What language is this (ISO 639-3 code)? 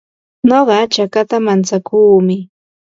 qva